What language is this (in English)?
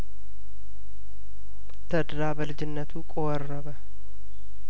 Amharic